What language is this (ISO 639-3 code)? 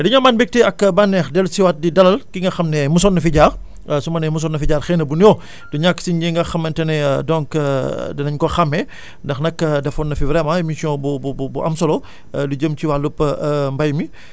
wol